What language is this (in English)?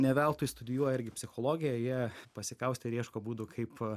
Lithuanian